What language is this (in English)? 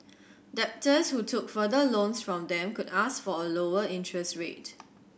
English